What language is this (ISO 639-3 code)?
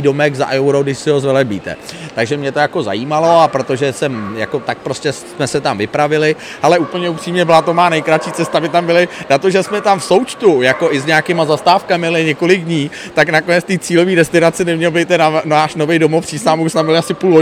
ces